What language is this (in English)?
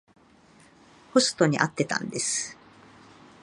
Japanese